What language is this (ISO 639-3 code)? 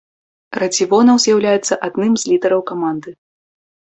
bel